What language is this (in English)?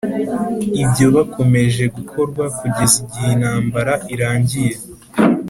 Kinyarwanda